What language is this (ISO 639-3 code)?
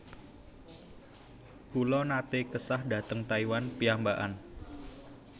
jav